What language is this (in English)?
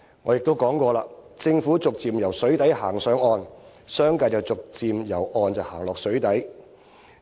Cantonese